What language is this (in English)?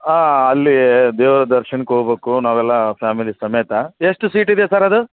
Kannada